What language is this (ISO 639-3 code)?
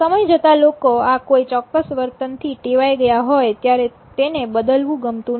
guj